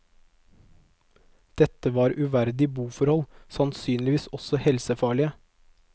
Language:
Norwegian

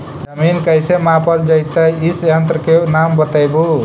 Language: Magahi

